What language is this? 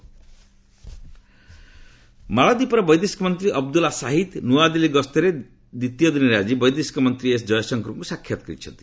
Odia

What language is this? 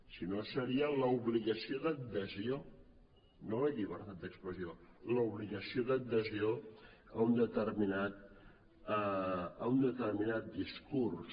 Catalan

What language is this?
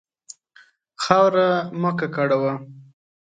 Pashto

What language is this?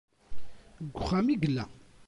Kabyle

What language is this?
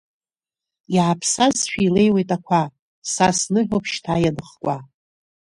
Abkhazian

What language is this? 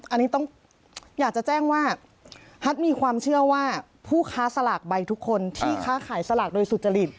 Thai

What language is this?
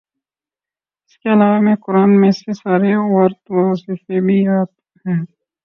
Urdu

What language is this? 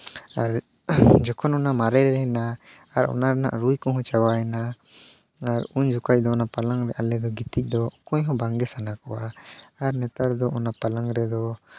Santali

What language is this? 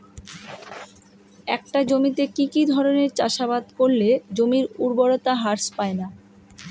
Bangla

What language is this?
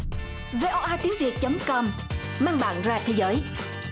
Vietnamese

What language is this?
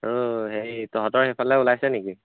Assamese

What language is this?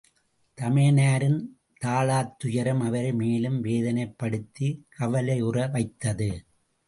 Tamil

